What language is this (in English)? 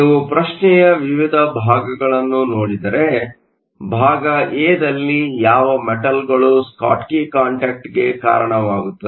Kannada